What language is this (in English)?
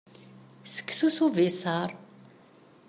Kabyle